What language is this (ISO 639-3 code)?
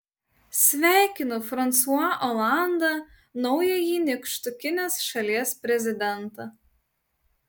lit